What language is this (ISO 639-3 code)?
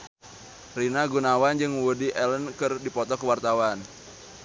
sun